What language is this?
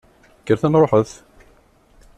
Kabyle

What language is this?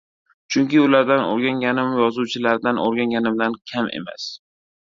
Uzbek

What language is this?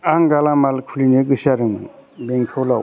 Bodo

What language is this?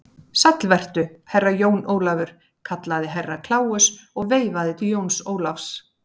Icelandic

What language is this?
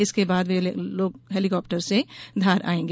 Hindi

